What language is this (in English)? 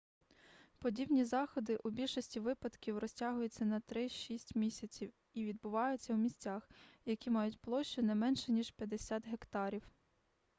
Ukrainian